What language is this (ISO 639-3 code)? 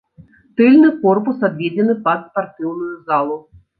bel